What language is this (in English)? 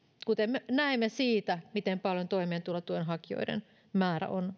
Finnish